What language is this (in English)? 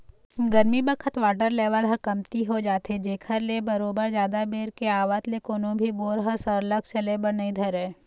Chhattisgarhi